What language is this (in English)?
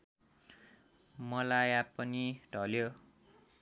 Nepali